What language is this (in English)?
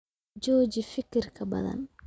Somali